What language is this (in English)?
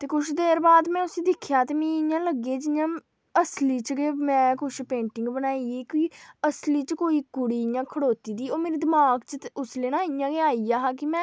Dogri